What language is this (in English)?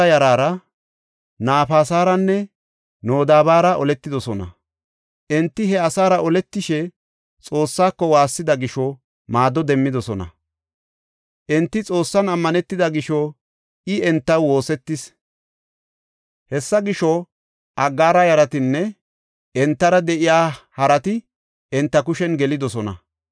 Gofa